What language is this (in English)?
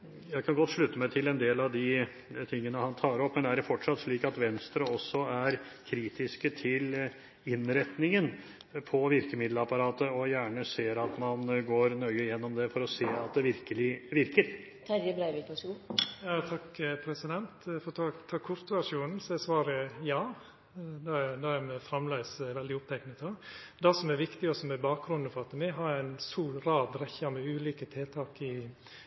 Norwegian